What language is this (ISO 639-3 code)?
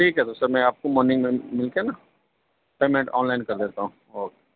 urd